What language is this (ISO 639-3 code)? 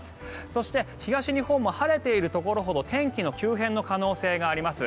jpn